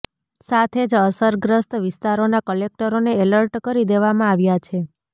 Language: Gujarati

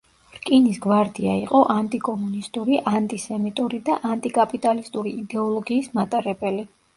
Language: Georgian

